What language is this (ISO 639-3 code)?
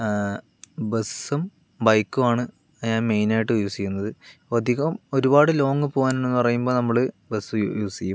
mal